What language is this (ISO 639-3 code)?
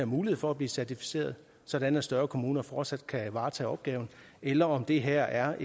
dan